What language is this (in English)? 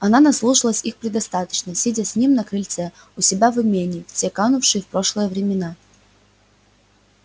Russian